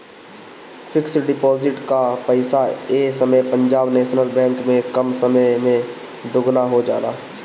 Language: Bhojpuri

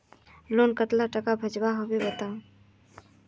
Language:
Magahi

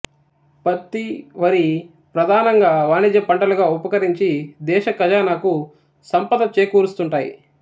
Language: Telugu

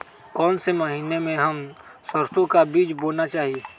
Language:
Magahi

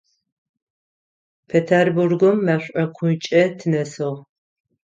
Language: Adyghe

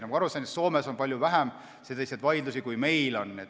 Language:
Estonian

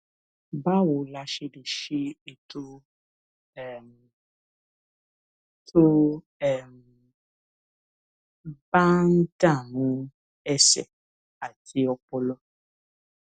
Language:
Yoruba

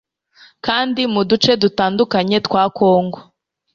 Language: Kinyarwanda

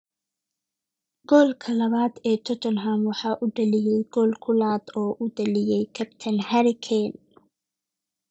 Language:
Somali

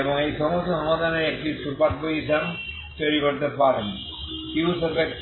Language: Bangla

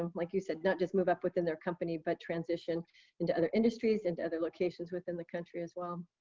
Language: English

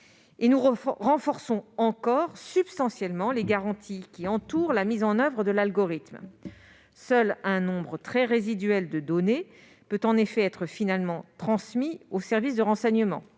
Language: French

